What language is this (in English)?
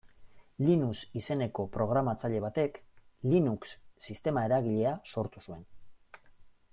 Basque